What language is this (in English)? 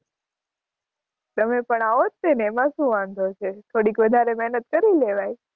Gujarati